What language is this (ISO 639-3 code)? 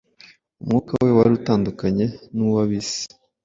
kin